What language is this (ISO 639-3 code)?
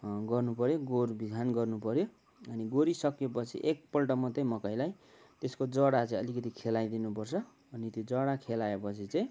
nep